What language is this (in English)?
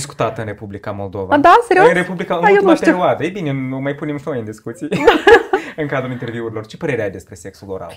Romanian